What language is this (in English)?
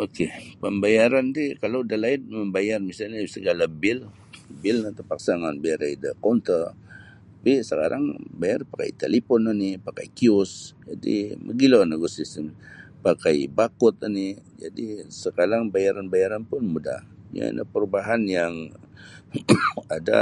Sabah Bisaya